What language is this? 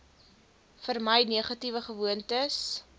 Afrikaans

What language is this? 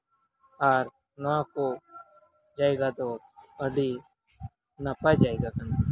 Santali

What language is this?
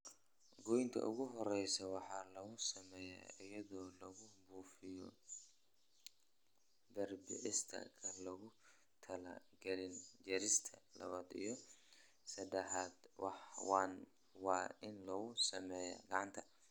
Somali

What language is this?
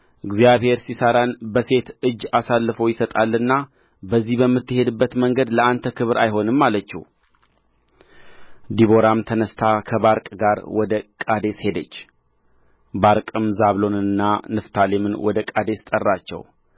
Amharic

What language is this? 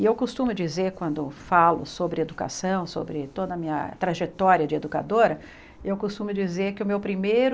Portuguese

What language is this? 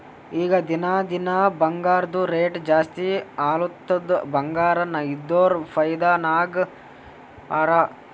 Kannada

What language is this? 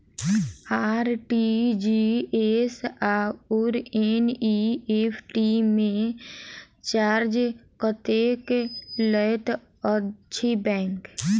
Maithili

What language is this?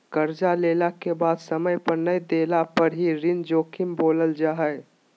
Magahi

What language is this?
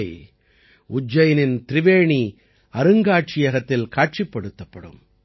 Tamil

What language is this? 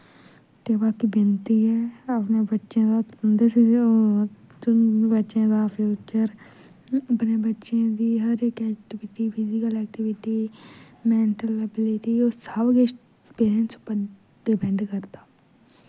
Dogri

